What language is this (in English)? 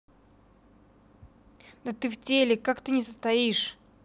Russian